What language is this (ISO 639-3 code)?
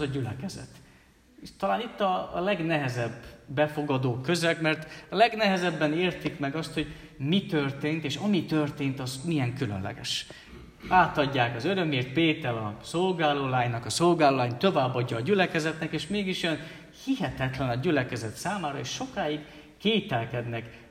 hun